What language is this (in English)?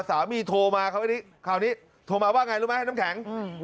Thai